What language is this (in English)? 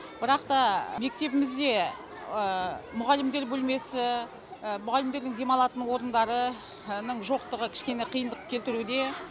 Kazakh